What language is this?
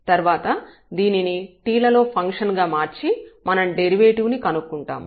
Telugu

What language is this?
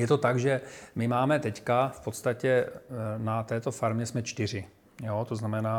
Czech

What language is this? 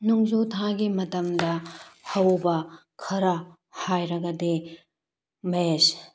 Manipuri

